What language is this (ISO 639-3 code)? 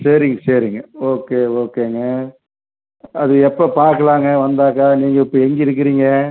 tam